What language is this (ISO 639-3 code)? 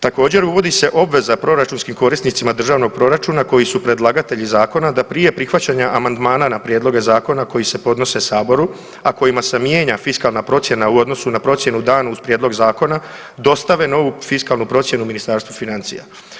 hrv